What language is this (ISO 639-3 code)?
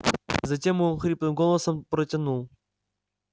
rus